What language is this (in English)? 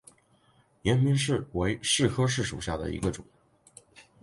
Chinese